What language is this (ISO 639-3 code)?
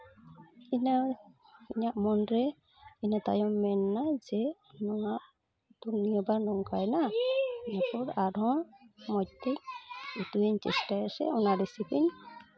sat